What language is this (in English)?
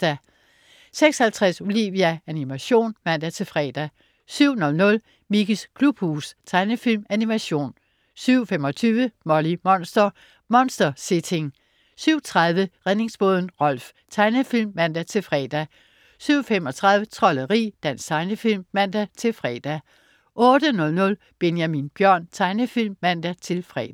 Danish